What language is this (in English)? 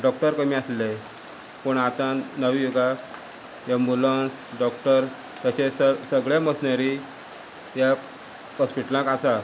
Konkani